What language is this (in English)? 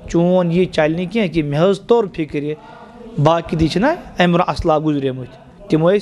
Arabic